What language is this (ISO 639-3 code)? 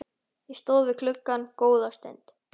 isl